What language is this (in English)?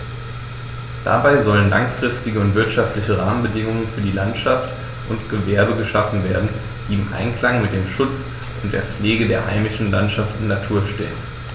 German